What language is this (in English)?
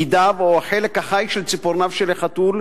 Hebrew